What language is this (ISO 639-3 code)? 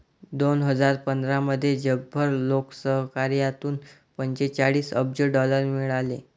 mar